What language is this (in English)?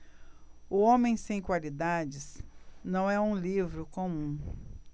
Portuguese